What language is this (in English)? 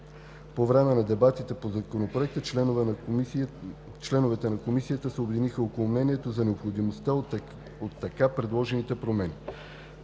Bulgarian